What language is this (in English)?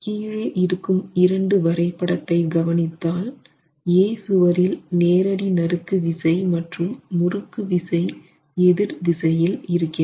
Tamil